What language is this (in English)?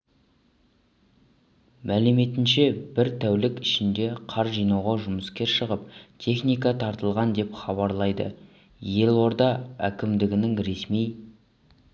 Kazakh